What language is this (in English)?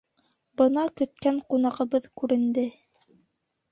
Bashkir